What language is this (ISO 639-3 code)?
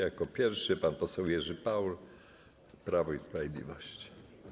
pol